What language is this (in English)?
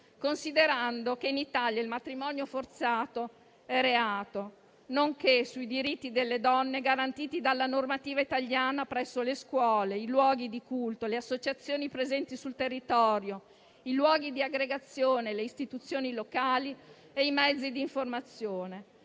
Italian